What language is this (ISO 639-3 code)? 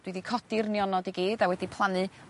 cym